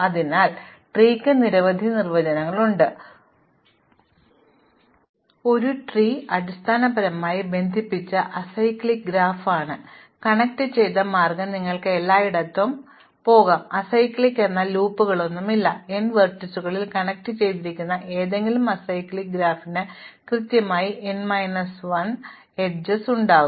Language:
Malayalam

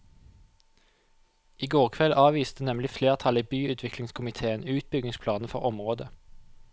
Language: Norwegian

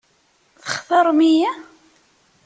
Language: Kabyle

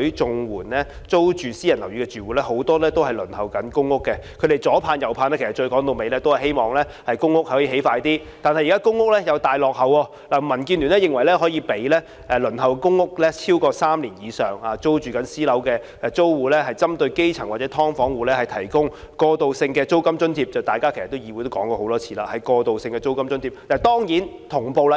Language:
Cantonese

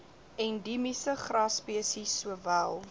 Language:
Afrikaans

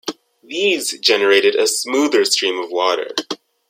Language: English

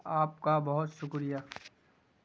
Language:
Urdu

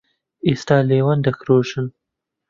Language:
Central Kurdish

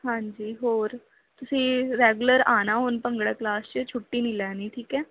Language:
Punjabi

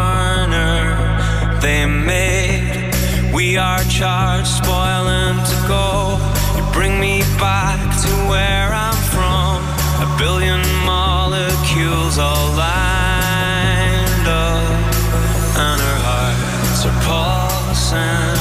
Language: English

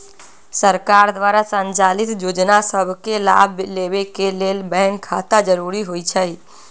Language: Magahi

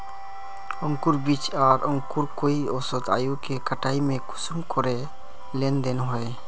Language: Magahi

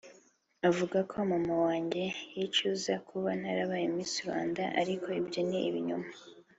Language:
Kinyarwanda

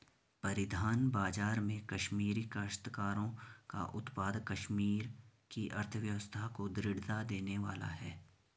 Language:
Hindi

